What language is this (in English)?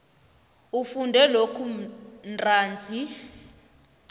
South Ndebele